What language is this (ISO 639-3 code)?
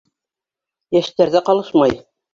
bak